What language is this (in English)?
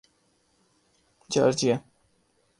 Urdu